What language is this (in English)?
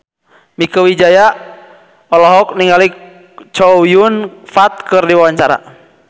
Sundanese